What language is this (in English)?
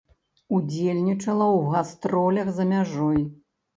Belarusian